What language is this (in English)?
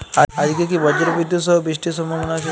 Bangla